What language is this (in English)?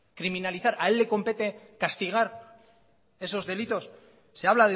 Spanish